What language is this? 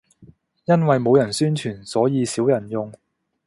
Cantonese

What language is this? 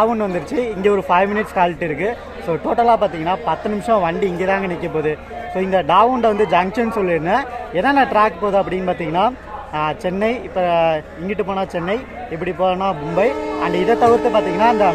Korean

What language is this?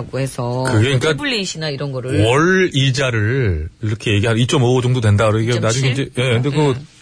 Korean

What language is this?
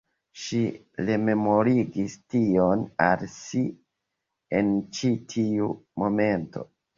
Esperanto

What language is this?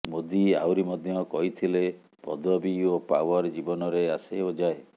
Odia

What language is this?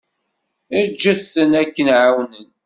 Kabyle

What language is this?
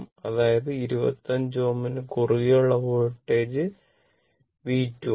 Malayalam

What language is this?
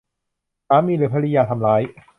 Thai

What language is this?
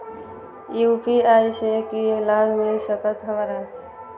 Maithili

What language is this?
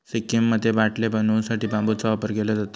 Marathi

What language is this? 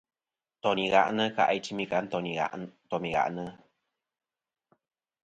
Kom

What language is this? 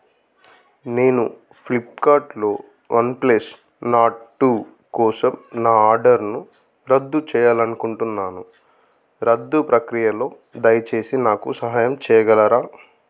Telugu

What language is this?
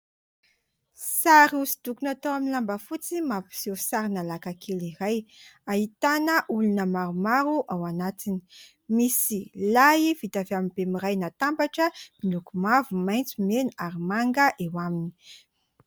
Malagasy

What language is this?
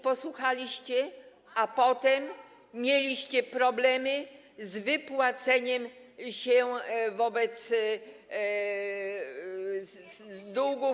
Polish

